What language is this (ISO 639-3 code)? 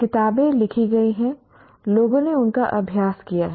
hin